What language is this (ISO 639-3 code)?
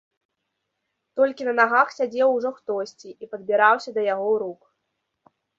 bel